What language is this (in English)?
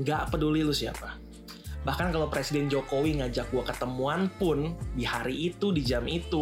Indonesian